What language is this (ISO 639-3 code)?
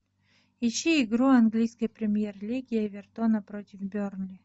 rus